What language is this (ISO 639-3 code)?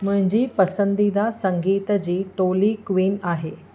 snd